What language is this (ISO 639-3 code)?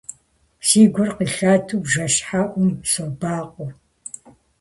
kbd